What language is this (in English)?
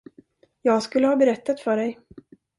Swedish